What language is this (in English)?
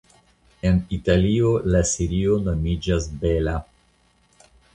Esperanto